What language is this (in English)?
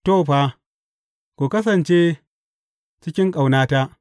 Hausa